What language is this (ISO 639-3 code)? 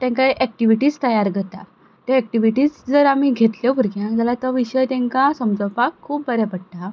kok